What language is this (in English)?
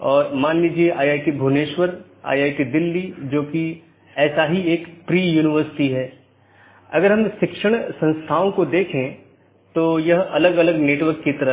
Hindi